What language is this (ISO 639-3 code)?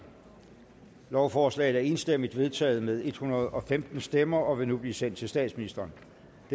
dan